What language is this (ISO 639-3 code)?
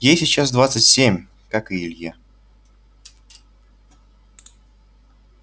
rus